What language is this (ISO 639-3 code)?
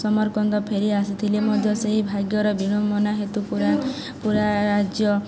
ori